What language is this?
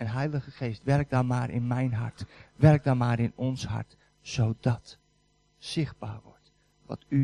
Dutch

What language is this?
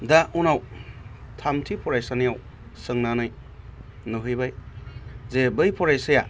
Bodo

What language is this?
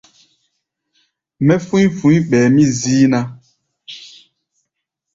Gbaya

